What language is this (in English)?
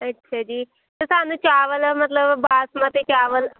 Punjabi